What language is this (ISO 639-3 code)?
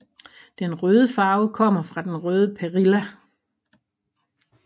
dan